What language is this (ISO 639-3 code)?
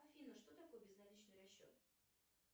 rus